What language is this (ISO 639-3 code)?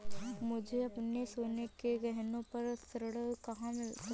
hin